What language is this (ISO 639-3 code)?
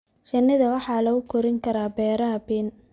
som